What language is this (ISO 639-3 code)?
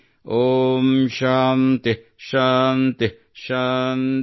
kan